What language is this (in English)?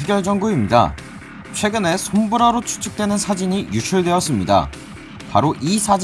Korean